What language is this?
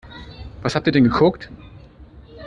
German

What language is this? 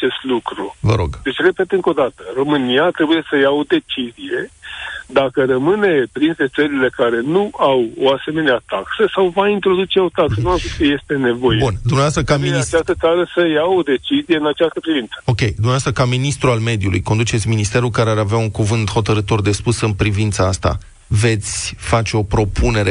Romanian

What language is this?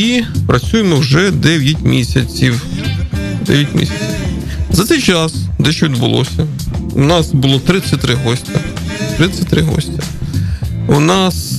Ukrainian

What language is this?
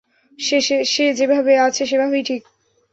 Bangla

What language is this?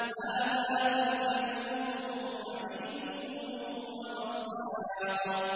Arabic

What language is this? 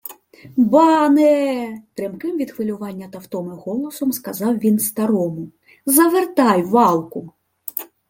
Ukrainian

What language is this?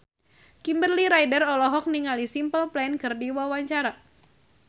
Sundanese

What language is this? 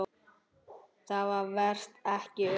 Icelandic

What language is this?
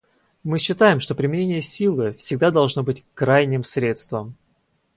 Russian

